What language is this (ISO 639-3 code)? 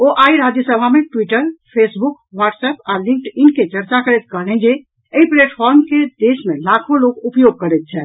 mai